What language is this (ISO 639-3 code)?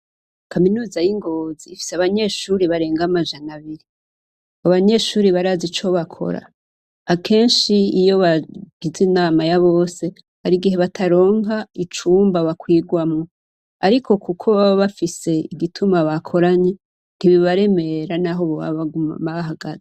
run